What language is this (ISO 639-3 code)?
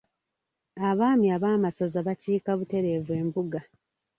lug